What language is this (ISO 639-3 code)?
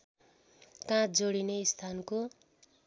nep